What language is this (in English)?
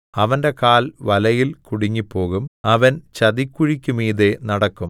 Malayalam